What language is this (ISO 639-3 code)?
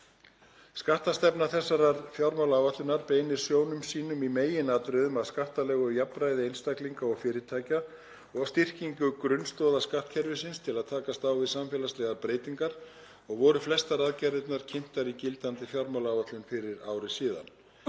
isl